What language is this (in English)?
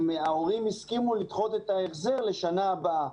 Hebrew